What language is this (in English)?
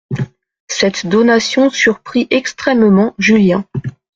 French